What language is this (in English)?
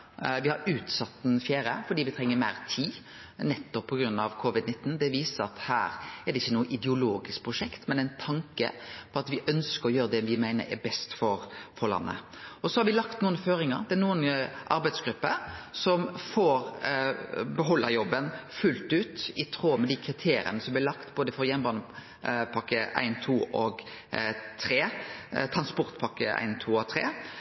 Norwegian Nynorsk